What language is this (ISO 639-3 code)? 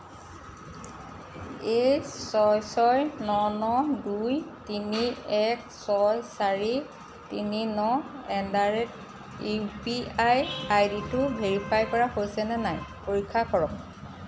asm